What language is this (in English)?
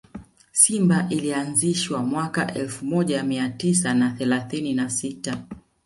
Swahili